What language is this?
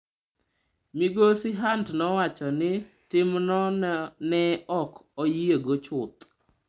Luo (Kenya and Tanzania)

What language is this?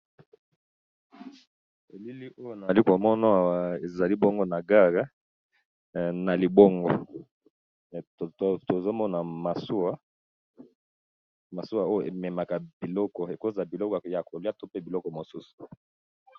Lingala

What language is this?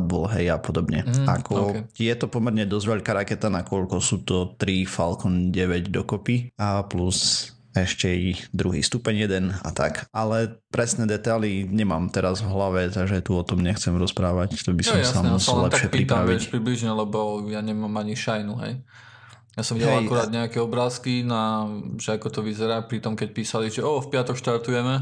Slovak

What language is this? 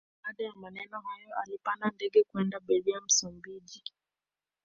Swahili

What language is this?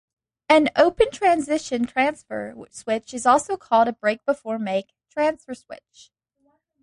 English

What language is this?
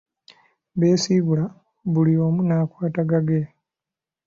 Ganda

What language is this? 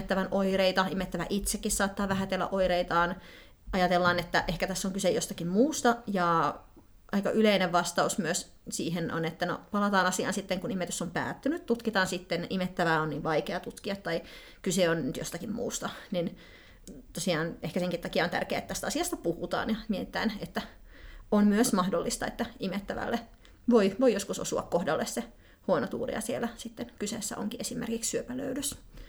Finnish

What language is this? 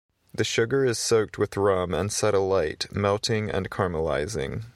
English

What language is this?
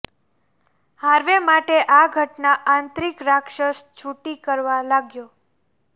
Gujarati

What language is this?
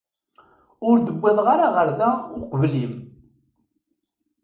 Kabyle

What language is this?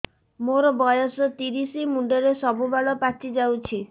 Odia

